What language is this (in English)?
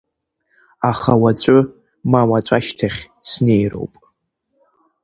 Abkhazian